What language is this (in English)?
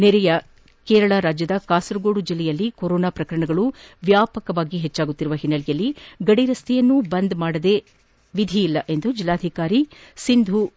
Kannada